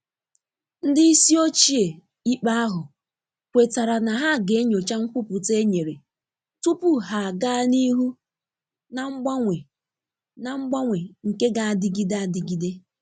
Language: Igbo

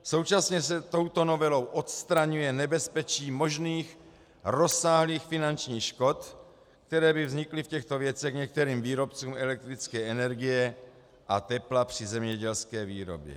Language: Czech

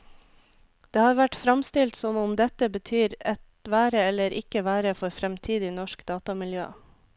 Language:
Norwegian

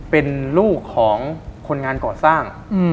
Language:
Thai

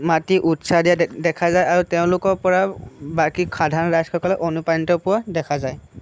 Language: Assamese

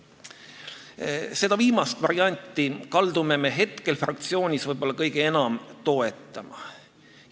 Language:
Estonian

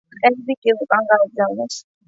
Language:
Georgian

